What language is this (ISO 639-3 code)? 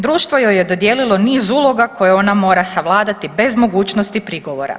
hrv